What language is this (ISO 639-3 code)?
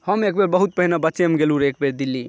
mai